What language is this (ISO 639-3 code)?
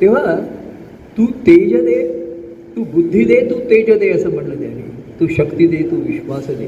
mar